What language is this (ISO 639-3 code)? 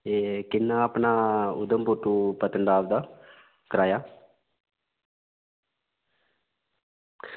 doi